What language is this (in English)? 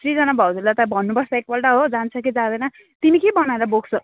Nepali